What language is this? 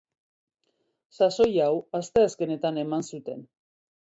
Basque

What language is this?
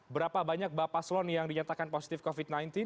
Indonesian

